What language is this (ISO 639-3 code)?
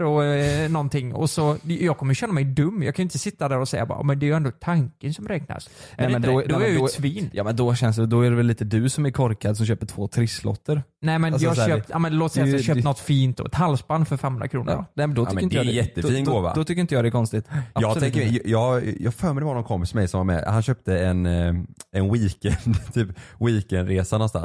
swe